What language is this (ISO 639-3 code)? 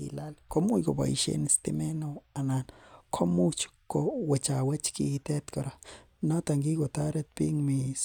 kln